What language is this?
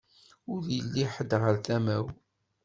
Kabyle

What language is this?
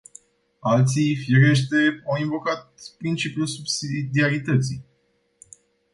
Romanian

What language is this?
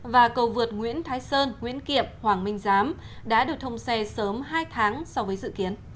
Vietnamese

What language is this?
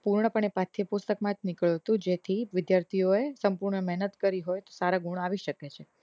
Gujarati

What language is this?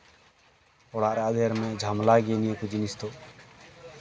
Santali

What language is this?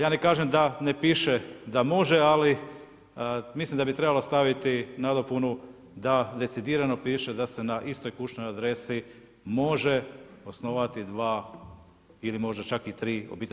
Croatian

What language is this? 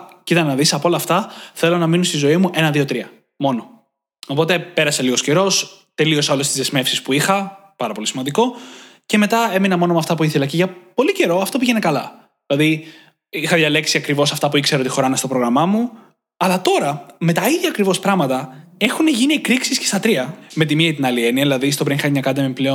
Greek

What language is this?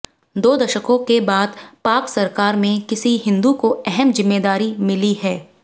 Hindi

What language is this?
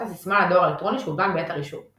Hebrew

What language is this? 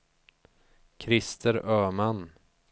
Swedish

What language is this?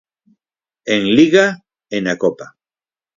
Galician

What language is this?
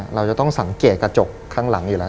Thai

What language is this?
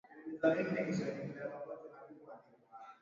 Swahili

